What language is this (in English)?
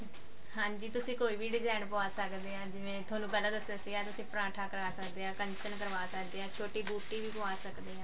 Punjabi